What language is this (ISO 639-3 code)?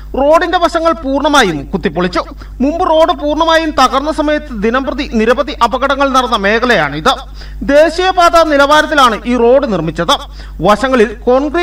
mal